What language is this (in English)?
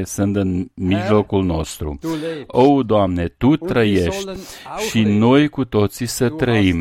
Romanian